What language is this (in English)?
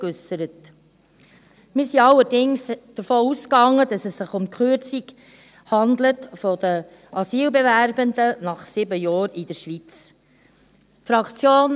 Swiss German